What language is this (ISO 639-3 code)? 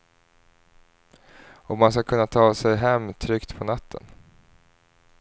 swe